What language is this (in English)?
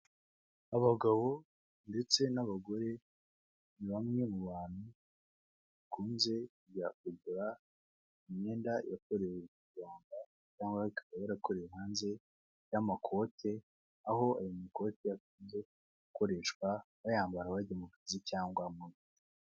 Kinyarwanda